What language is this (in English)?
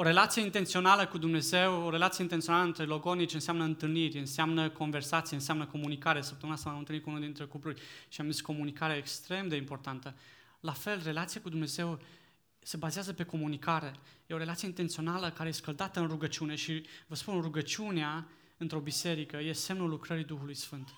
Romanian